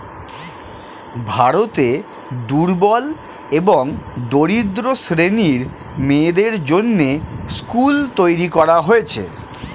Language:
Bangla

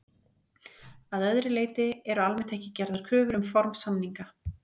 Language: Icelandic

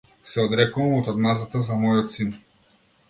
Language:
Macedonian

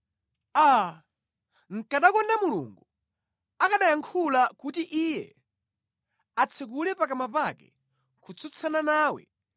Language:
Nyanja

